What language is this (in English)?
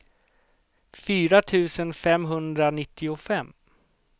Swedish